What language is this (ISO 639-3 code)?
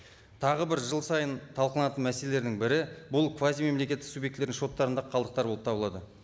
kaz